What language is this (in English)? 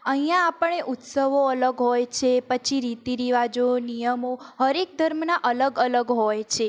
Gujarati